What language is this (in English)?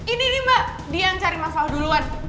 Indonesian